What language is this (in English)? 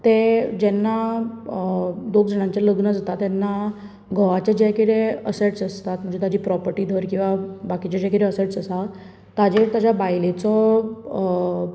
Konkani